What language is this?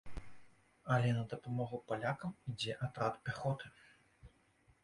Belarusian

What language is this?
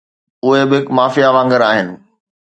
Sindhi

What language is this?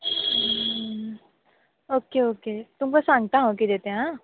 Konkani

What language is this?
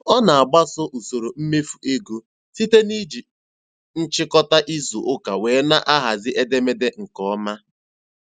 Igbo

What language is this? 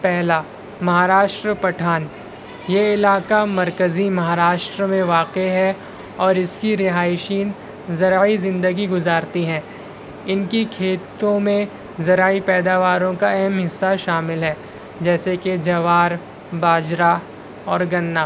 Urdu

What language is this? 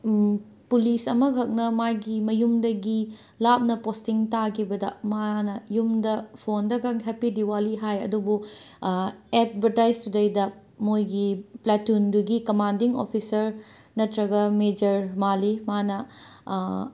Manipuri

